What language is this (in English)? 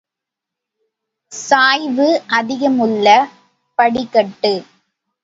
Tamil